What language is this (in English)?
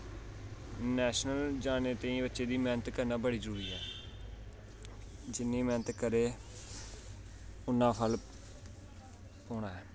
Dogri